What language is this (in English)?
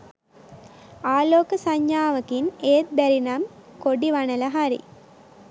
Sinhala